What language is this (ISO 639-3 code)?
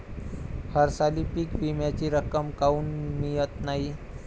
mar